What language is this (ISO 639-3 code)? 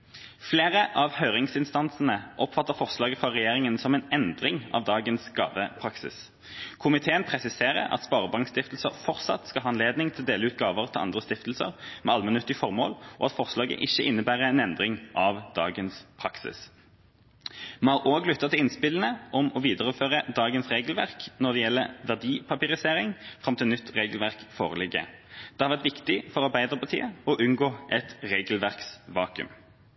nob